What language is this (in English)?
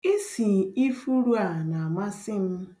Igbo